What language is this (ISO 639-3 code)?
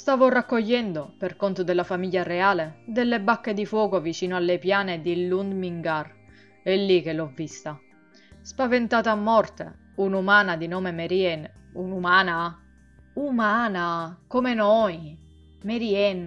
ita